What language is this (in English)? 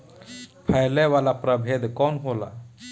Bhojpuri